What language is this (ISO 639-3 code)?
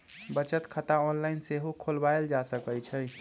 mag